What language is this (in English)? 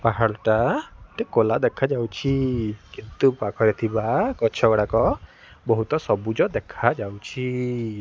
Odia